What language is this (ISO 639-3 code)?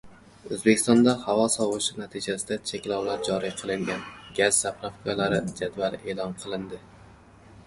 uzb